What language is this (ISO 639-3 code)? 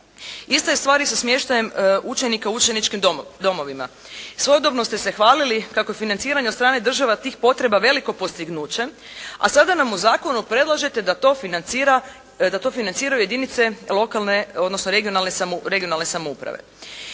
hrv